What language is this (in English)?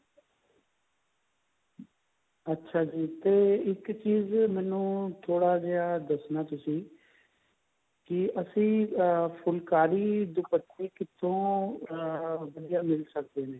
Punjabi